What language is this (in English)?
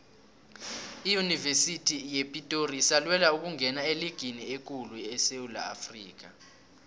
South Ndebele